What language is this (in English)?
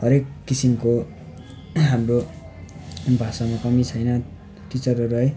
Nepali